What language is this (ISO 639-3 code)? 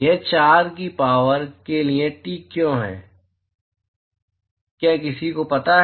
hin